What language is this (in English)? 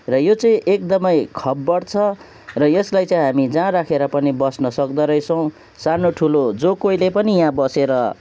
Nepali